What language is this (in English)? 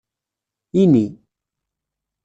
Kabyle